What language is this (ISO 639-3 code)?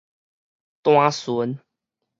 nan